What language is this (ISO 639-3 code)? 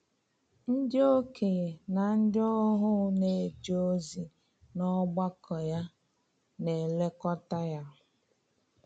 ibo